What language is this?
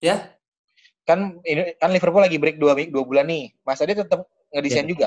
Indonesian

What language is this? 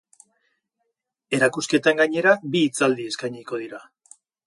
Basque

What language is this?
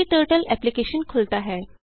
Hindi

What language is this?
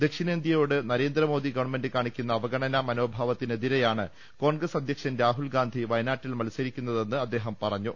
Malayalam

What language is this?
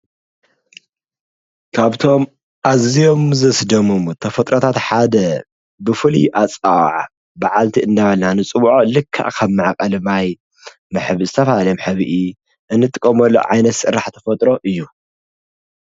Tigrinya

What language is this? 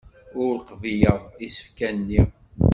Kabyle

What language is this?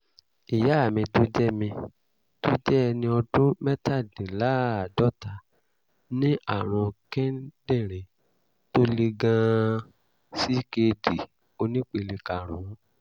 Yoruba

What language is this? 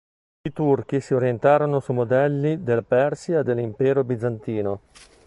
Italian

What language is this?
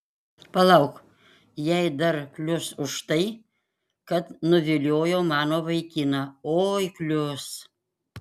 Lithuanian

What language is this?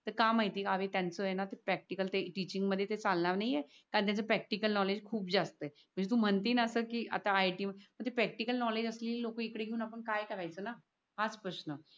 Marathi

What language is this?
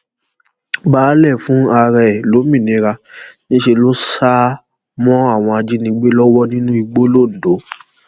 Yoruba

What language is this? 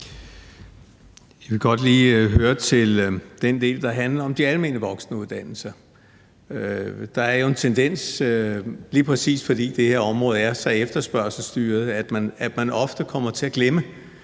Danish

